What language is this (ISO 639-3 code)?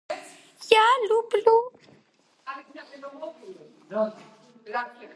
kat